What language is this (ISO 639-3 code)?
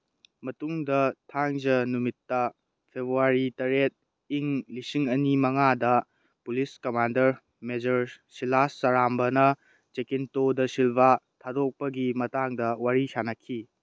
mni